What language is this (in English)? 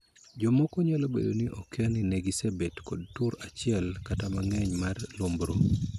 Luo (Kenya and Tanzania)